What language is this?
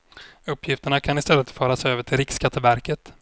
Swedish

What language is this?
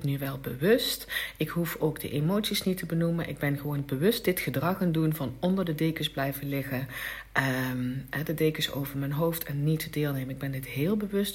Dutch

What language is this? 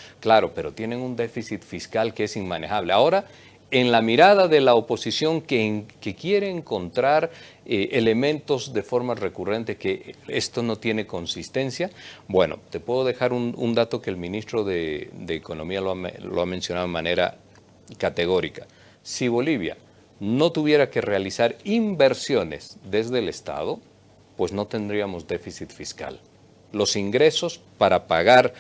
Spanish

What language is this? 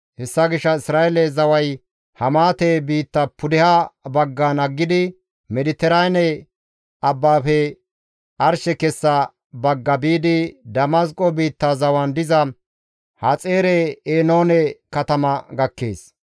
Gamo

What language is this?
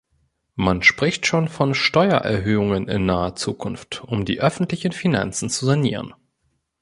German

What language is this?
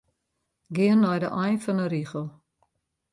Western Frisian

